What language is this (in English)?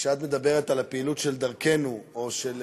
Hebrew